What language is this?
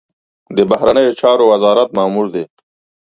Pashto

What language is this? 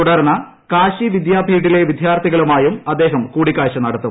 Malayalam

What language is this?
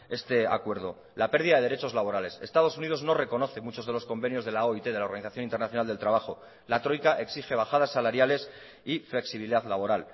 Spanish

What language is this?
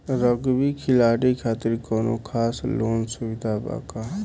Bhojpuri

